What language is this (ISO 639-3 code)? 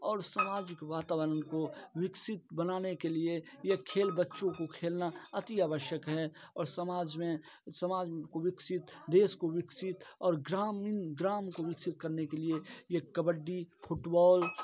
hin